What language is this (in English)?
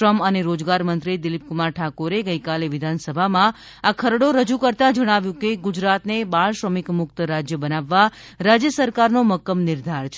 Gujarati